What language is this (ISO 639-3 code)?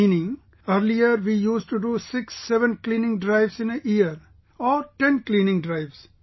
eng